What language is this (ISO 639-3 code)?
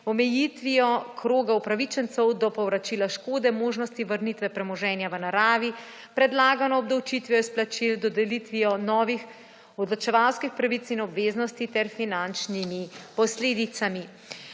slv